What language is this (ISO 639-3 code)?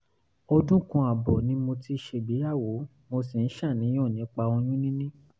yor